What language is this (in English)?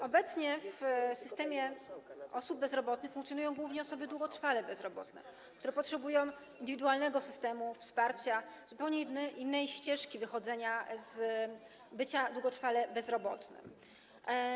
Polish